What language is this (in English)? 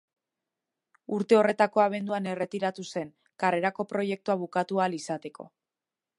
Basque